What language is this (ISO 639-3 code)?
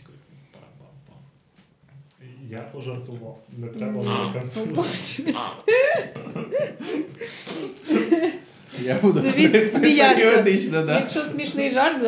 ukr